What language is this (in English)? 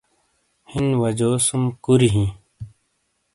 Shina